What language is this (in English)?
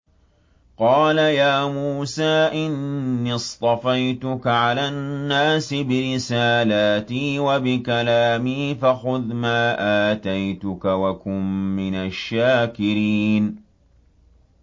Arabic